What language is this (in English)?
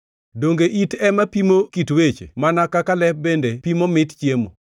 Luo (Kenya and Tanzania)